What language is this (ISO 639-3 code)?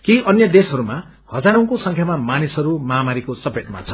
nep